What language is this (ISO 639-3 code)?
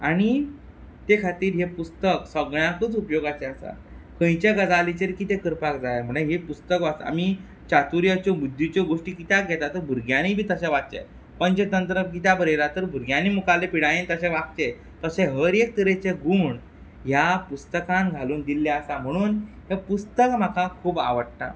kok